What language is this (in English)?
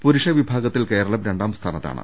Malayalam